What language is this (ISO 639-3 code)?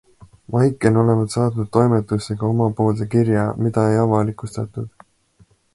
est